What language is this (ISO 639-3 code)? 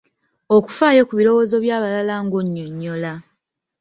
lug